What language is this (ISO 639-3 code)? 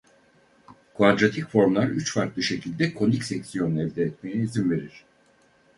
tur